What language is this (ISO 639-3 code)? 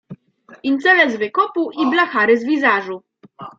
pol